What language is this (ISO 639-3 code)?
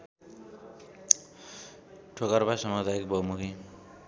nep